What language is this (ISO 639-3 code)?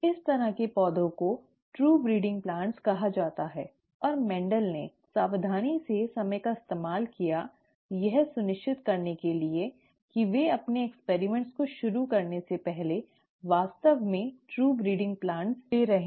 hin